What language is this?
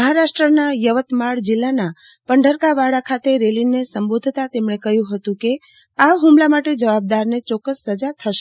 Gujarati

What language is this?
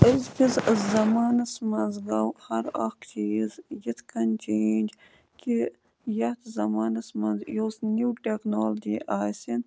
Kashmiri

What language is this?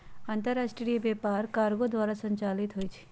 Magahi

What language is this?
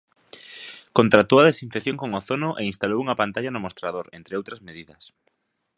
Galician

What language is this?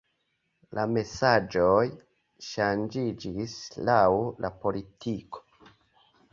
Esperanto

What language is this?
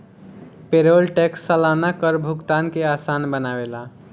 Bhojpuri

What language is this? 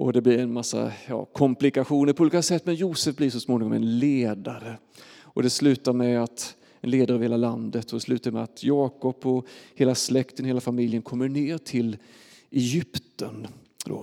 Swedish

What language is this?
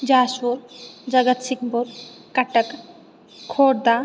Sanskrit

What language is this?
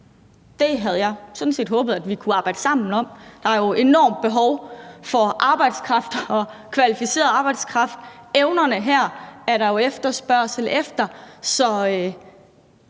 Danish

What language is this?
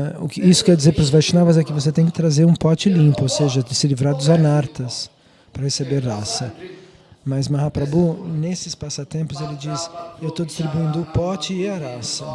Portuguese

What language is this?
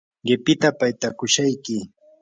Yanahuanca Pasco Quechua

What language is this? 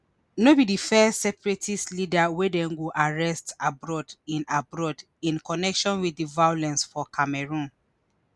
Nigerian Pidgin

